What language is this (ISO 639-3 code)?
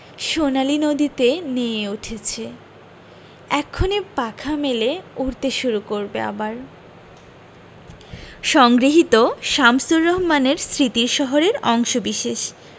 ben